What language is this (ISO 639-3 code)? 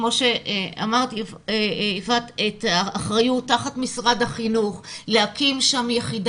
heb